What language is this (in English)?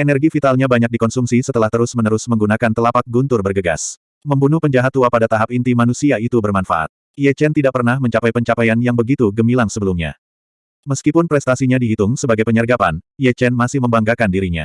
Indonesian